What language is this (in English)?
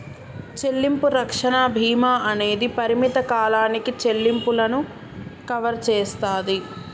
Telugu